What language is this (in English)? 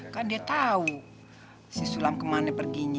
Indonesian